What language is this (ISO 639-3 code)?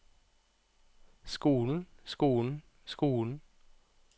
nor